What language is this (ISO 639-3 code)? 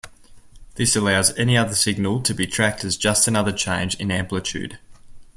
eng